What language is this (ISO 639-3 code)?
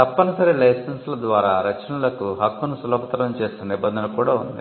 tel